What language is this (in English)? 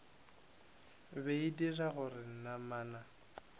Northern Sotho